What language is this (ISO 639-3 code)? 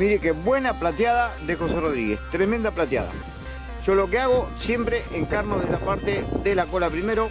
spa